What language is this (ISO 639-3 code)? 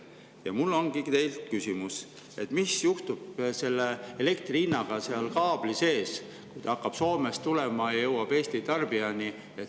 est